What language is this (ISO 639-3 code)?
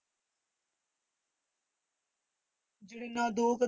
pan